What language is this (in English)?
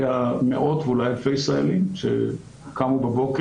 Hebrew